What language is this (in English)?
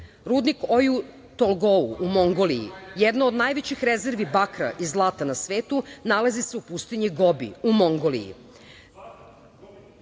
Serbian